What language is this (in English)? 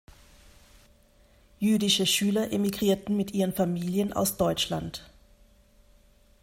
German